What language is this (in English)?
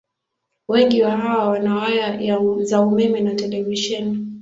Swahili